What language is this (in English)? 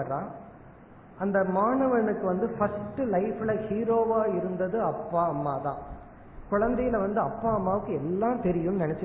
Tamil